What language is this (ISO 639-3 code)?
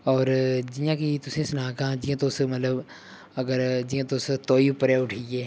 doi